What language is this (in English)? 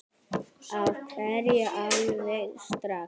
Icelandic